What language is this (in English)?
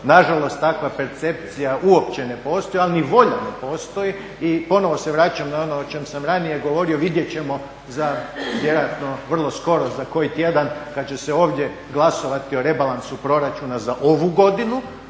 Croatian